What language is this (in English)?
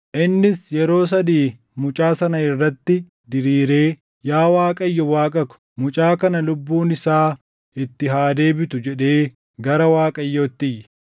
Oromo